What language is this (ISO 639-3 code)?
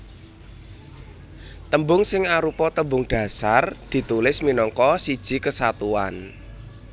jav